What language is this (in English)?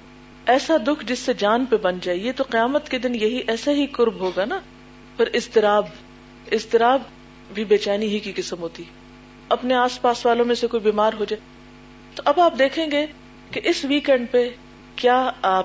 Urdu